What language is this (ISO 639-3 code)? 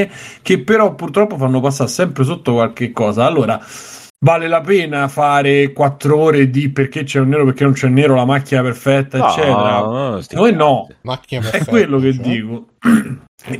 ita